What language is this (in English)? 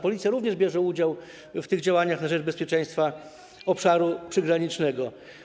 Polish